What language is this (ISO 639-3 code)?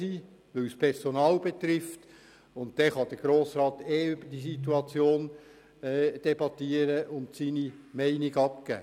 gsw